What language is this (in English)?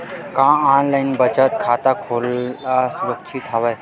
Chhattisgarhi